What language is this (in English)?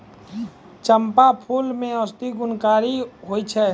Maithili